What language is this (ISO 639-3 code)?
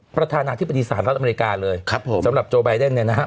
tha